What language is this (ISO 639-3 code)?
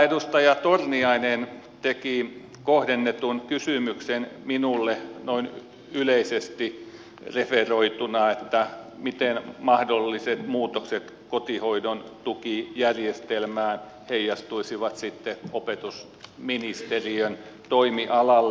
fin